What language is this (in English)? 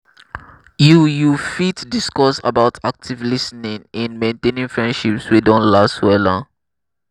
Nigerian Pidgin